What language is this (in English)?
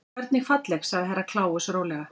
Icelandic